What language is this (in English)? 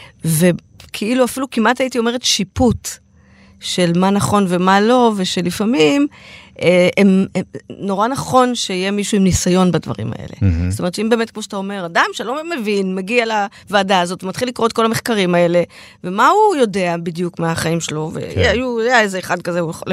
Hebrew